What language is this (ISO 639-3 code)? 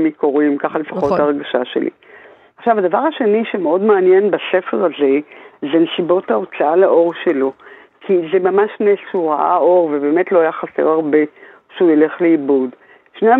heb